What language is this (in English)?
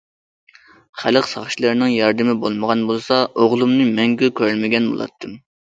Uyghur